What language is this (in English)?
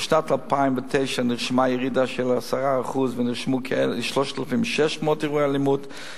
Hebrew